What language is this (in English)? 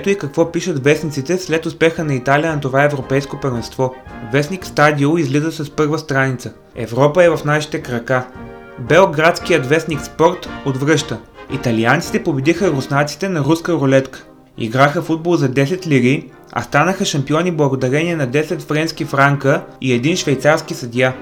Bulgarian